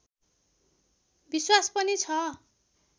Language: Nepali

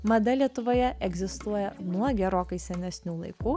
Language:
Lithuanian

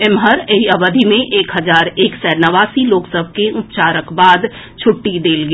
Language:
Maithili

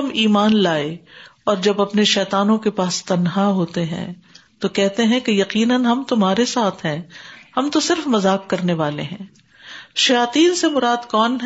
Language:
Urdu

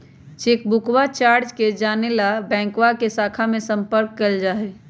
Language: Magahi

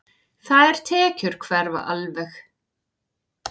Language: Icelandic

